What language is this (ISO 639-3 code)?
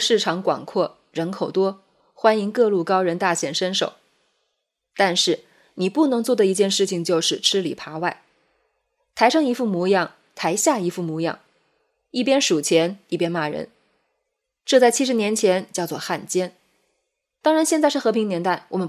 zho